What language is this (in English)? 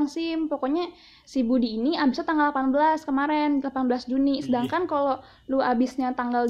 Indonesian